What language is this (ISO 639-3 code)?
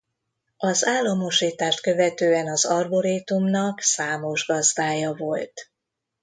hun